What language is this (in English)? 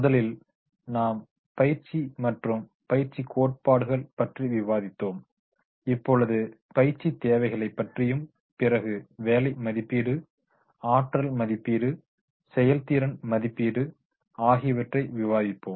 Tamil